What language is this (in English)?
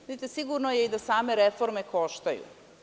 Serbian